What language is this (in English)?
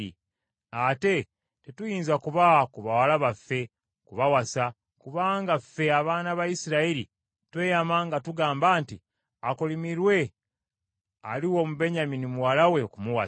Ganda